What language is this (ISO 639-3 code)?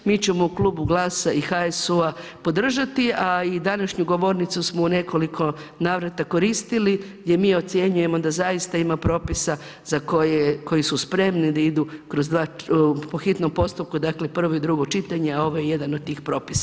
hrv